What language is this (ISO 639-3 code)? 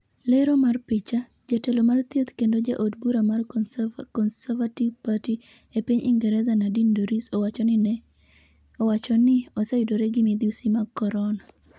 luo